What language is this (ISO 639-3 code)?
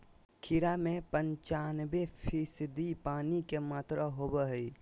mag